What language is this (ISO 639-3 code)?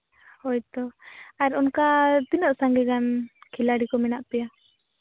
sat